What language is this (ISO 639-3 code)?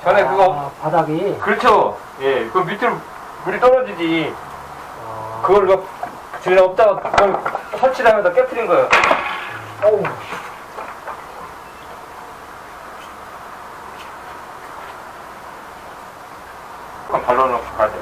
kor